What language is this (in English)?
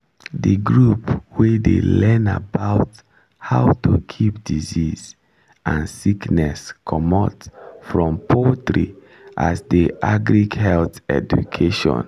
Nigerian Pidgin